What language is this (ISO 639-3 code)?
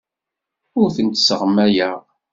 kab